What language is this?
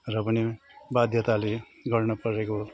Nepali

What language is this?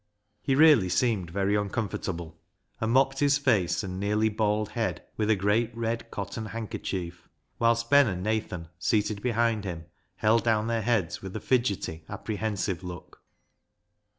English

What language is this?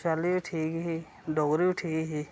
Dogri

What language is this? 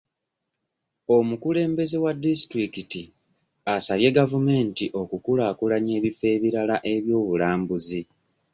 Ganda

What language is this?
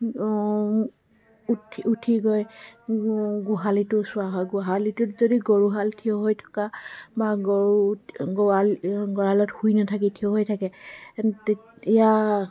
Assamese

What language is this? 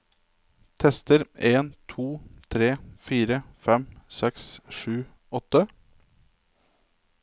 Norwegian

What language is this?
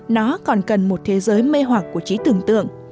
Vietnamese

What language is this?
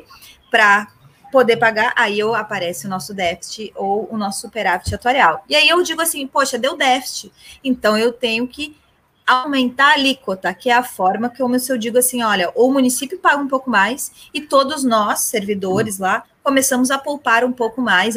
Portuguese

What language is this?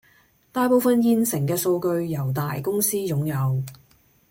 Cantonese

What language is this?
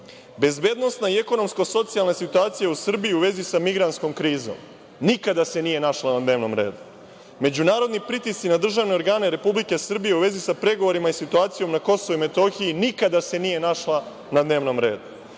Serbian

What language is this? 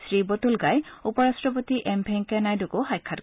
Assamese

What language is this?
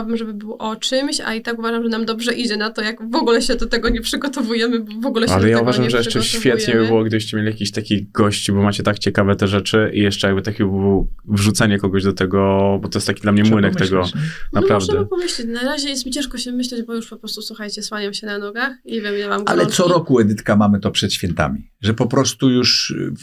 Polish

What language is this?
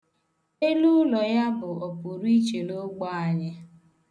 Igbo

